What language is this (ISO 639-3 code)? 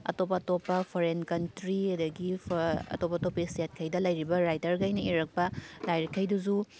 mni